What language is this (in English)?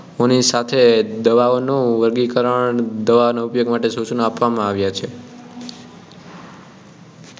Gujarati